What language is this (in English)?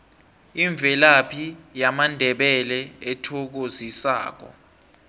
South Ndebele